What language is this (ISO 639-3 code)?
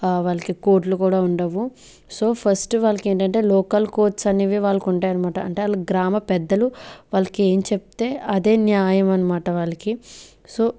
tel